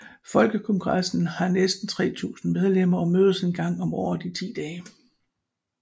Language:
Danish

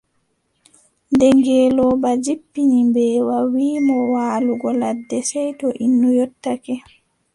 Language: Adamawa Fulfulde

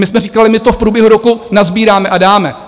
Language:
Czech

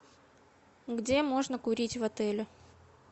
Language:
Russian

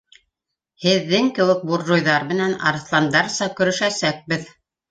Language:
Bashkir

